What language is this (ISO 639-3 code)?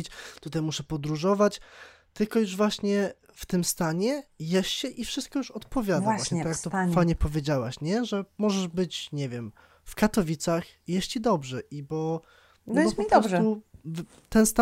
pol